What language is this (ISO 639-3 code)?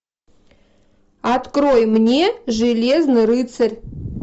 rus